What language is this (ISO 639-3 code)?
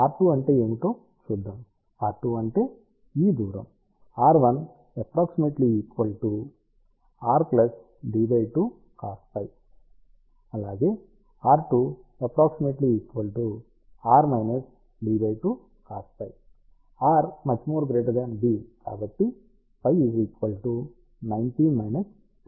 tel